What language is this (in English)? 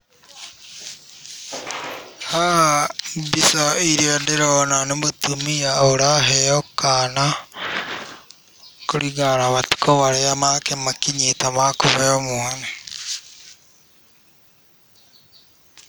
Kikuyu